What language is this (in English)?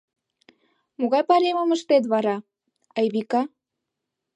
Mari